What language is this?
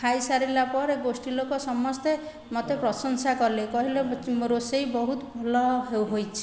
Odia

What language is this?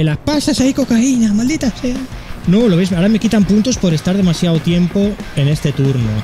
Spanish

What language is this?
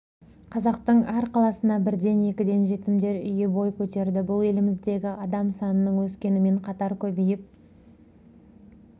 Kazakh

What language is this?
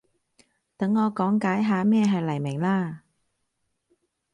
Cantonese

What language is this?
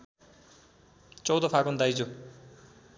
Nepali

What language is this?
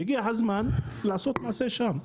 Hebrew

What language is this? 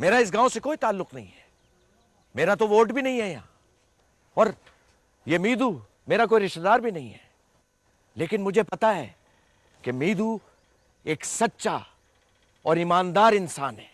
Urdu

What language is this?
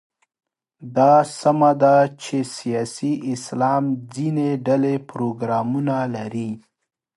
Pashto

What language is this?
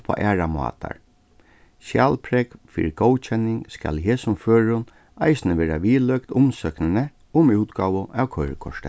Faroese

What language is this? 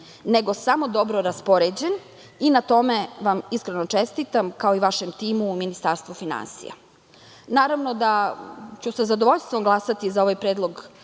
Serbian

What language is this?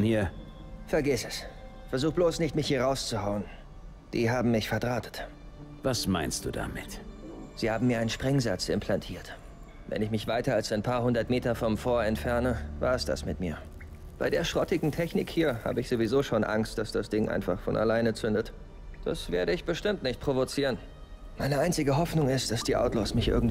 German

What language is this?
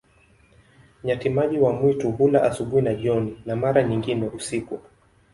Swahili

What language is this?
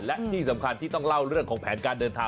Thai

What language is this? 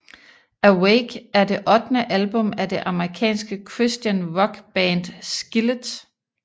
Danish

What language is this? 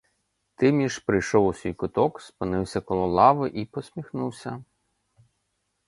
Ukrainian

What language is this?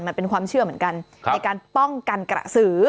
Thai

